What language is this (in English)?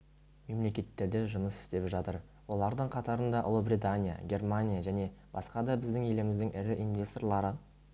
Kazakh